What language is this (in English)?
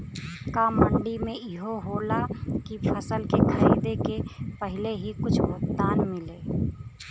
Bhojpuri